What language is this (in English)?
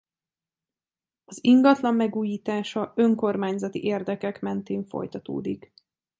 Hungarian